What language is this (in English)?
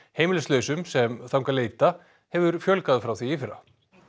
Icelandic